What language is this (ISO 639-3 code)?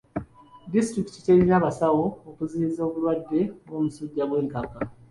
lug